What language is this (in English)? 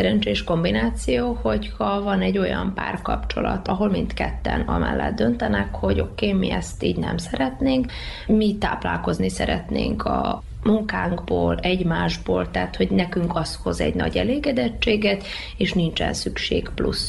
Hungarian